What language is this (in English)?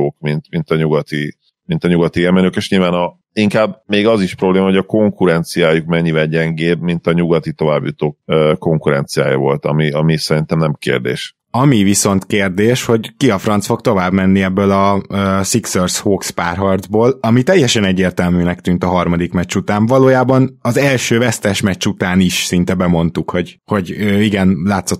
Hungarian